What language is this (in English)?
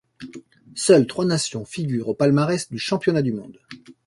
French